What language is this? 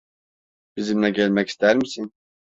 Turkish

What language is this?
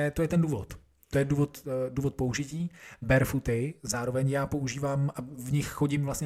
Czech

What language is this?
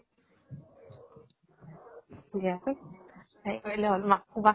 Assamese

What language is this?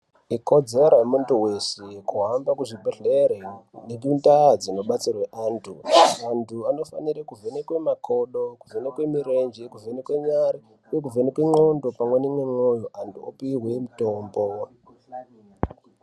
Ndau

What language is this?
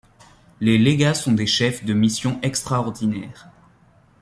French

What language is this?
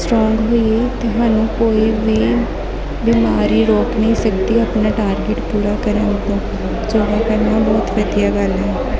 Punjabi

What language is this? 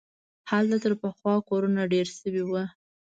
Pashto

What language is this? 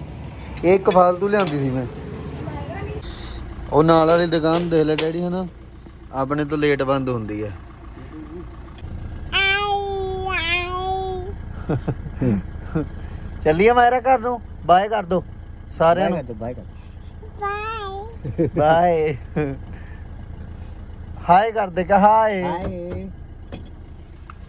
Hindi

